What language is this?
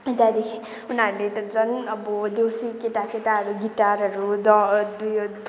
Nepali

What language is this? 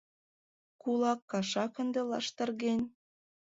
Mari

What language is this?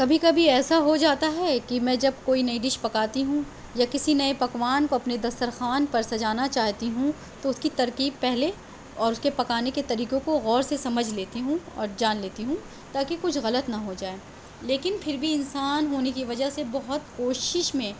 Urdu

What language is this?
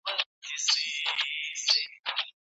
Pashto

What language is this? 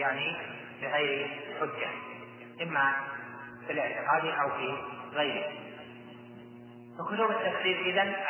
Arabic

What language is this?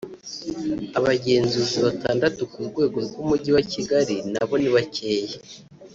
Kinyarwanda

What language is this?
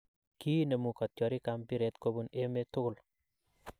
Kalenjin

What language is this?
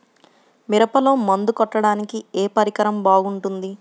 Telugu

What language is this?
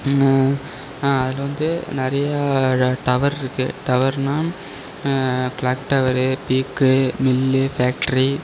Tamil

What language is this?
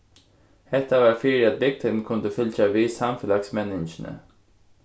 Faroese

